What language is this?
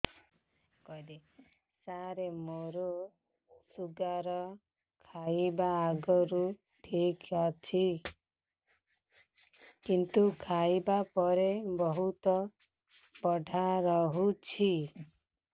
Odia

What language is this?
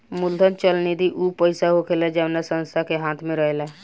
Bhojpuri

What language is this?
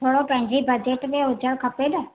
Sindhi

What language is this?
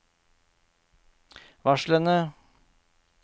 Norwegian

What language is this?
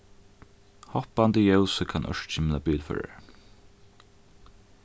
Faroese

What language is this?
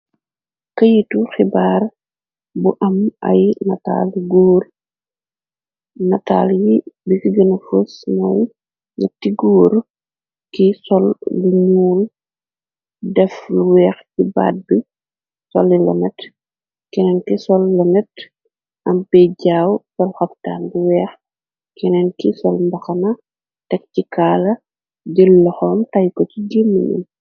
Wolof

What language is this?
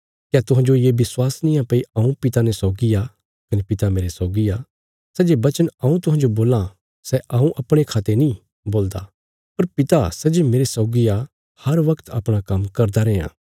Bilaspuri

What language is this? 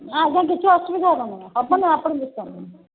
Odia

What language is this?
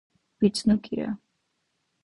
Dargwa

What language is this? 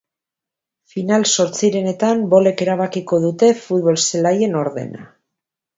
Basque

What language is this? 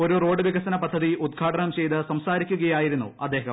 Malayalam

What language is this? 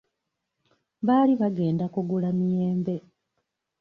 Ganda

